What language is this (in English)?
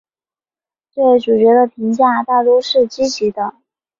Chinese